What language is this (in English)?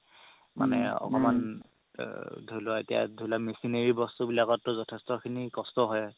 Assamese